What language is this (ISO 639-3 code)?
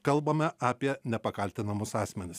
lit